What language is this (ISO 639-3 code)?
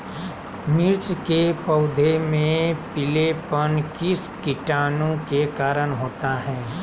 mag